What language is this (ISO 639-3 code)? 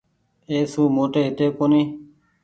gig